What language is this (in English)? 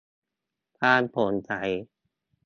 Thai